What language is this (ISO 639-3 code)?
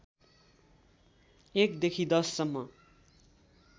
nep